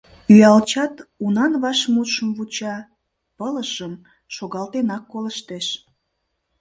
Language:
Mari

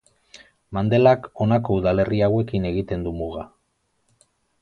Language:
Basque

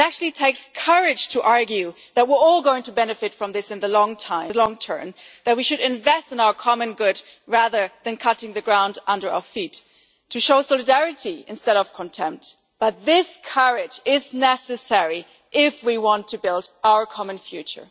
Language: English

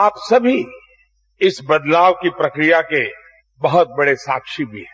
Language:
Hindi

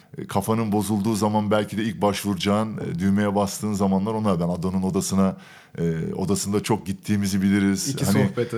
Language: Turkish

